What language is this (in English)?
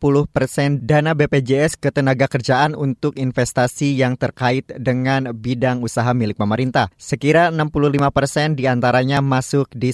Indonesian